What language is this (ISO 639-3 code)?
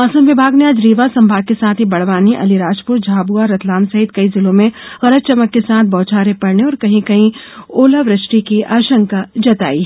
hin